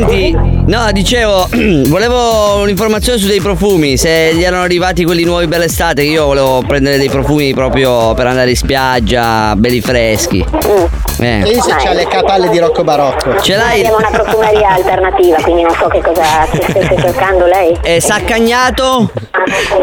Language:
Italian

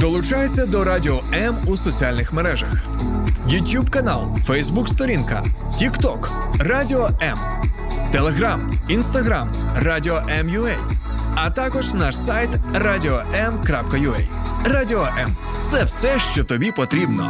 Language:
Ukrainian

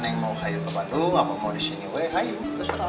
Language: Indonesian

